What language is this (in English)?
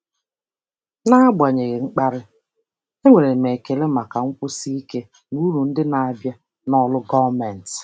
Igbo